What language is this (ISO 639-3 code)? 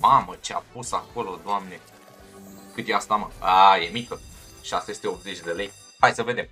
ron